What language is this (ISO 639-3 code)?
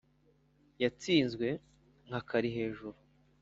kin